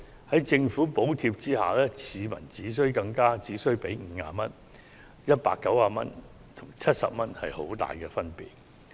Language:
Cantonese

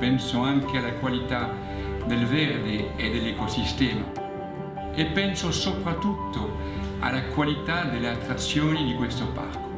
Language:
Italian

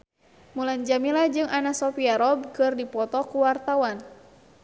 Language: Sundanese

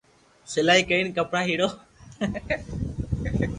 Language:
Loarki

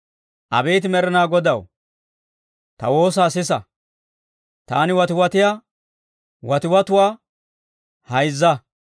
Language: Dawro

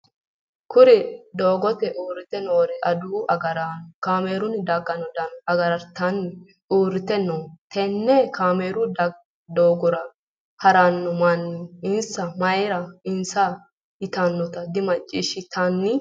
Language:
Sidamo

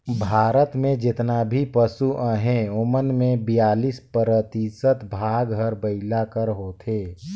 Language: Chhattisgarhi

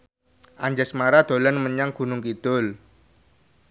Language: Javanese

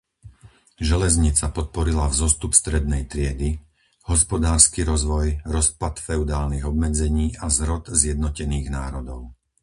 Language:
Slovak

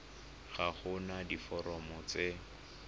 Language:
Tswana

